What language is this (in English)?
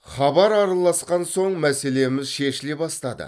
Kazakh